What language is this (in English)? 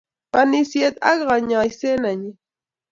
Kalenjin